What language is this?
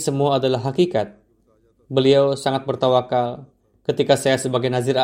Indonesian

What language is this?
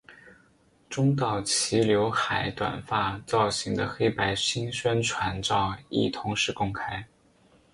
Chinese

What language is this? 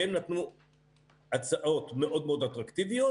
Hebrew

